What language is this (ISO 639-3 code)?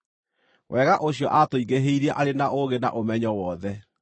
kik